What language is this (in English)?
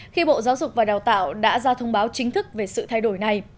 Vietnamese